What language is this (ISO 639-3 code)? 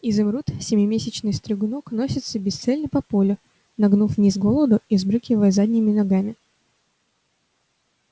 rus